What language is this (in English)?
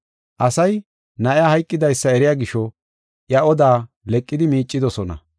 Gofa